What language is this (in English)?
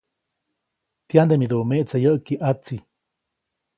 Copainalá Zoque